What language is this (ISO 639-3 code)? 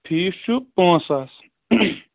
kas